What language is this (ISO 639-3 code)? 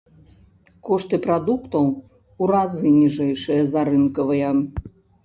bel